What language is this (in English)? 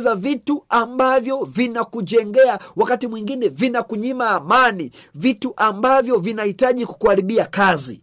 Swahili